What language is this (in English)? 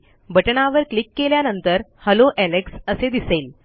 Marathi